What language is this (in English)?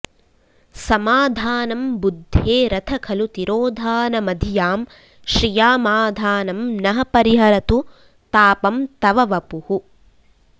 Sanskrit